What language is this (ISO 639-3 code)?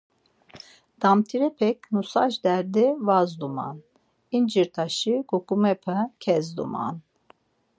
lzz